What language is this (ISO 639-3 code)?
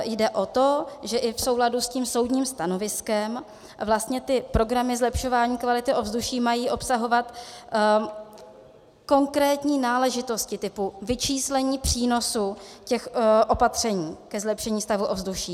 ces